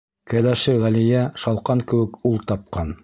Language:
Bashkir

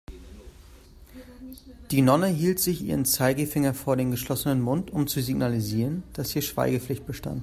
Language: German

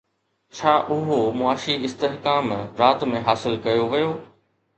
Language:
Sindhi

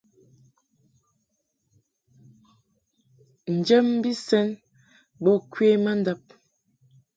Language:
Mungaka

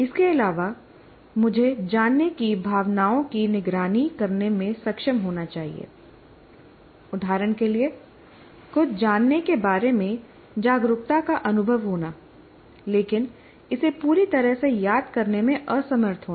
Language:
Hindi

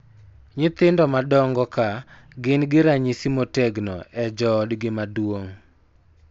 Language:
Luo (Kenya and Tanzania)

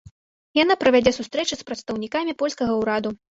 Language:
Belarusian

